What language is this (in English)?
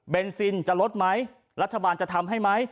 Thai